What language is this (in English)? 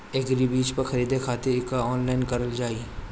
Bhojpuri